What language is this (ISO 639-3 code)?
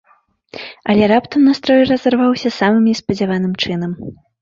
bel